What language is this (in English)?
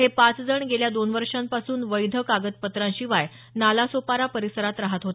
Marathi